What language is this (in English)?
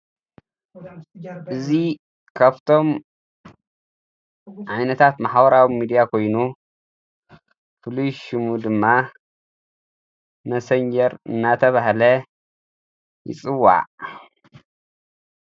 Tigrinya